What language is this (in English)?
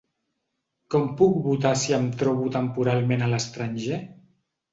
Catalan